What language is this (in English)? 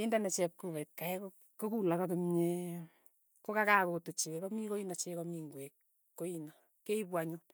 Tugen